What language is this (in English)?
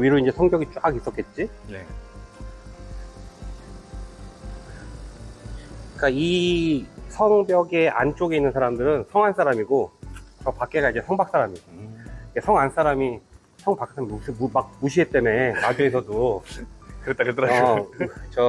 Korean